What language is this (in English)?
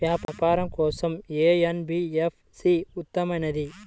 Telugu